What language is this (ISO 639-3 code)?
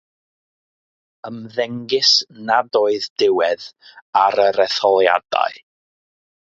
cym